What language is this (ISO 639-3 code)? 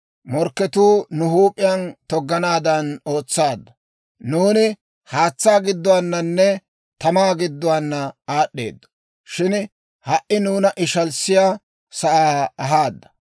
dwr